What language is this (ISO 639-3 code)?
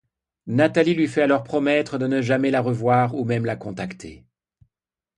fra